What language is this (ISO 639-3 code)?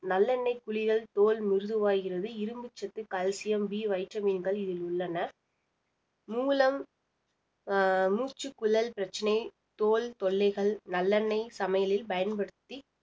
tam